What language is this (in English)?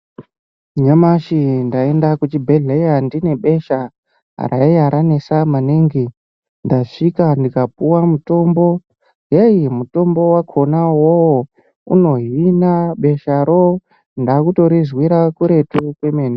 Ndau